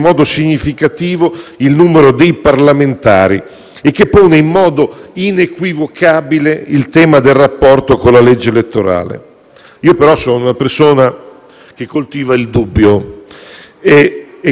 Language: Italian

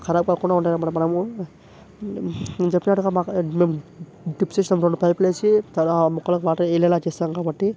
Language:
Telugu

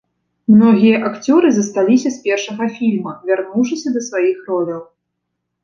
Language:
Belarusian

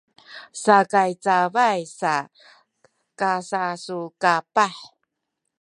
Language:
Sakizaya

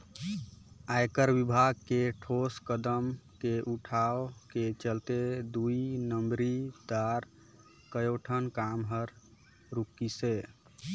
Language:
Chhattisgarhi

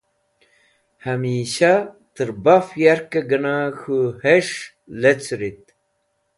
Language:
Wakhi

